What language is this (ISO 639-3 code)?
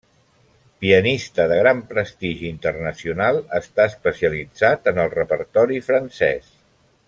cat